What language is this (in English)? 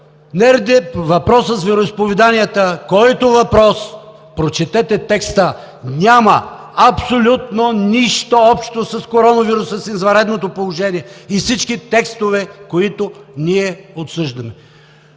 Bulgarian